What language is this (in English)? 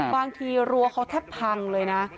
Thai